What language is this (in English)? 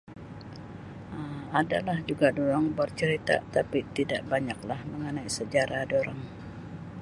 Sabah Malay